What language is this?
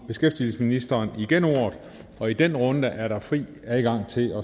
Danish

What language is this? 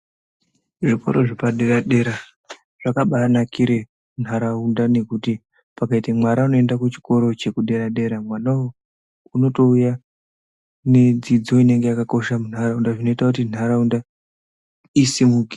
Ndau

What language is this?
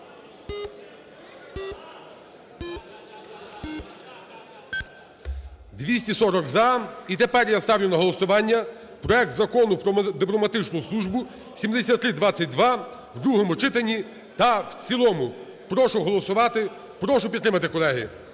Ukrainian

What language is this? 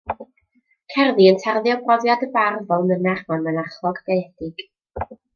Welsh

